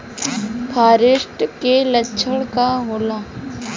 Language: Bhojpuri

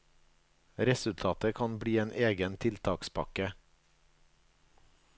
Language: Norwegian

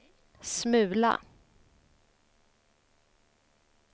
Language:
Swedish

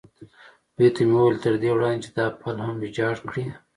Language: Pashto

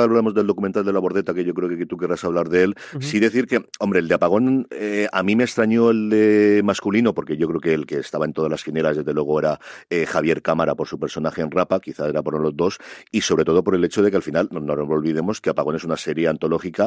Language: Spanish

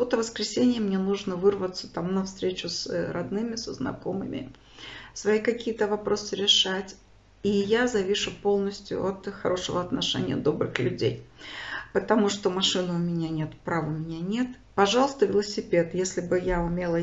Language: Russian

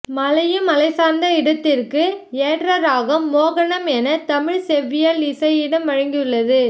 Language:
Tamil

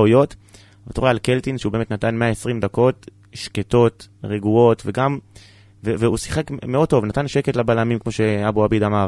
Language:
Hebrew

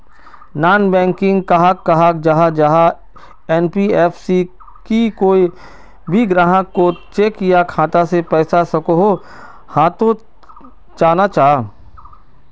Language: Magahi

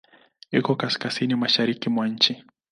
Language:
Swahili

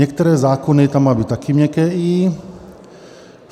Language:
Czech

